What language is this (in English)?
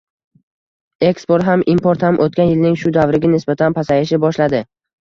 Uzbek